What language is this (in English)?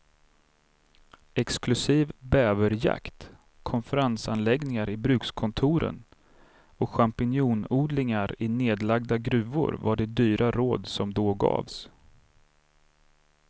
Swedish